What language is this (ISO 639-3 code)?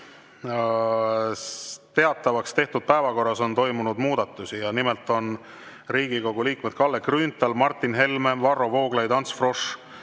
est